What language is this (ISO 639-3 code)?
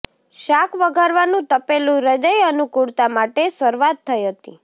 guj